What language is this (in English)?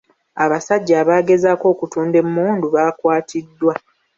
Ganda